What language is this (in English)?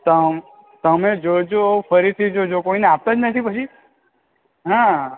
Gujarati